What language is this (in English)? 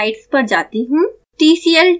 Hindi